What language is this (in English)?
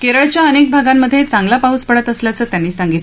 Marathi